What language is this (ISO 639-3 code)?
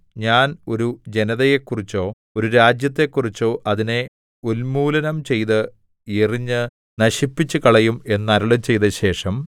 mal